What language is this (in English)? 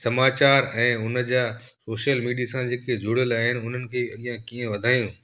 Sindhi